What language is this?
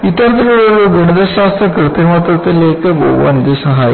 Malayalam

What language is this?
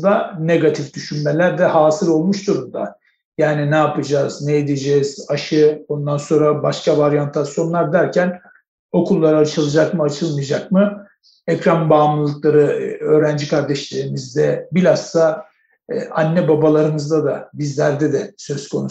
Turkish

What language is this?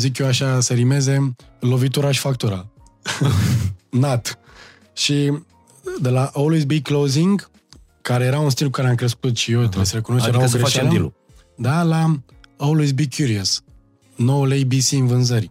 Romanian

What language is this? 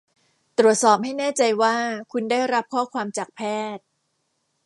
Thai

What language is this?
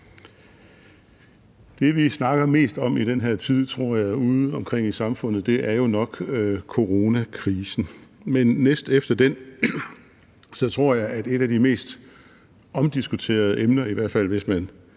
Danish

